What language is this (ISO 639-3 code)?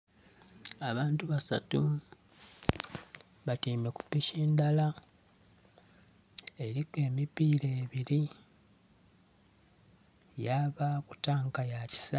xog